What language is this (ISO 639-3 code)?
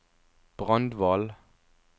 nor